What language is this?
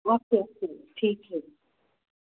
Punjabi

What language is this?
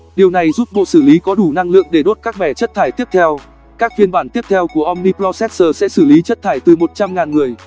Vietnamese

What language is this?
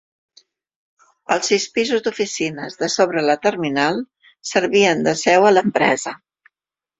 Catalan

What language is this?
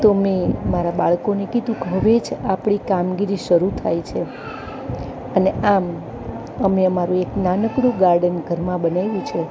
Gujarati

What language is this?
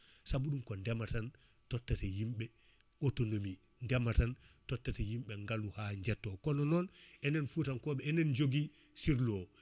Fula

